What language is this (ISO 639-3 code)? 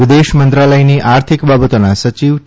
guj